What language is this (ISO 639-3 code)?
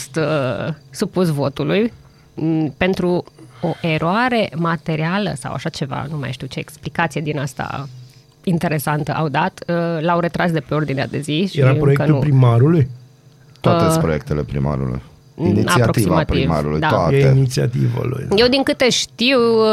ron